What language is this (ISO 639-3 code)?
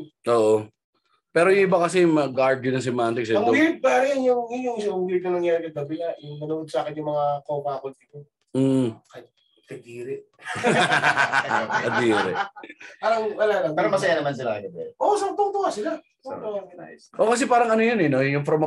fil